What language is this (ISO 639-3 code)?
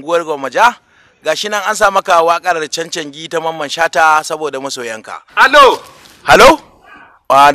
ind